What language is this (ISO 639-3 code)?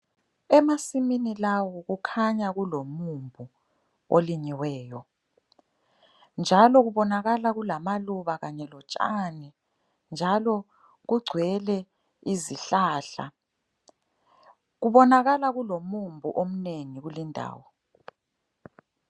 nde